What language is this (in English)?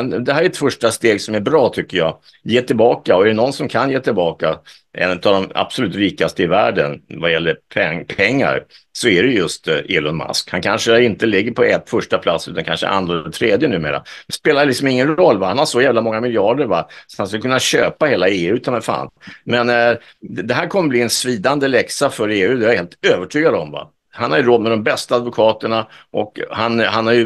Swedish